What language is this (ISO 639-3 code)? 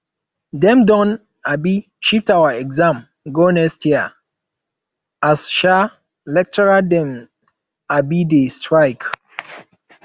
pcm